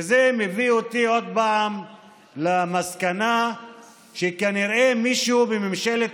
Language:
Hebrew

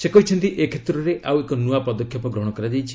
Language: Odia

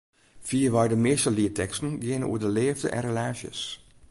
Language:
Western Frisian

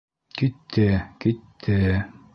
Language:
Bashkir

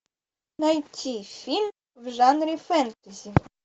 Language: Russian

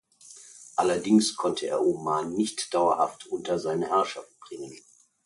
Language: German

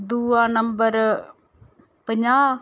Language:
Dogri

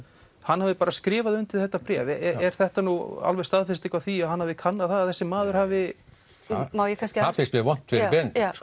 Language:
Icelandic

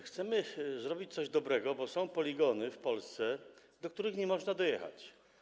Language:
Polish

